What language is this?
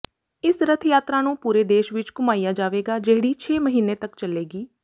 Punjabi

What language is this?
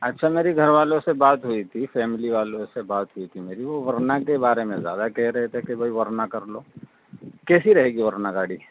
Urdu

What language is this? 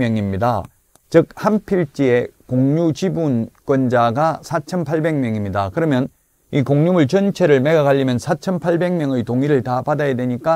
Korean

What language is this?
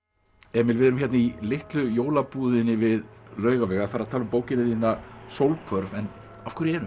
Icelandic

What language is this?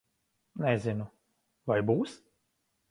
Latvian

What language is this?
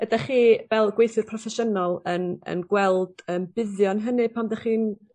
Welsh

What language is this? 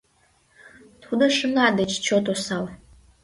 Mari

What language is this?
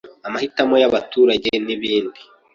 Kinyarwanda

